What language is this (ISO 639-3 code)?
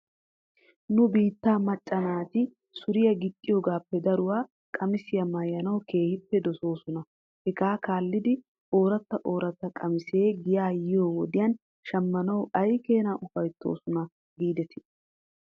wal